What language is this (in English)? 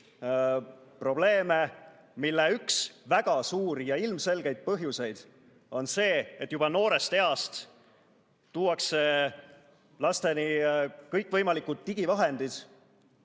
Estonian